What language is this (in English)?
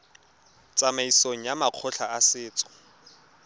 Tswana